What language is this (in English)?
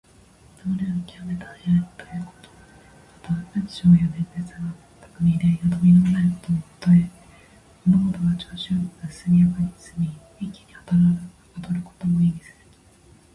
Japanese